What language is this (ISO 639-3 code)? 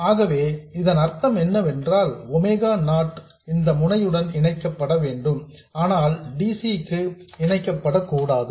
tam